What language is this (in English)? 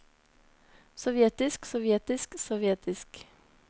Norwegian